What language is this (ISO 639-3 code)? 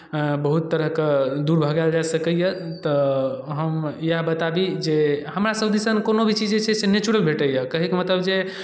mai